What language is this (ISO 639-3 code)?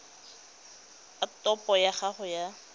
tsn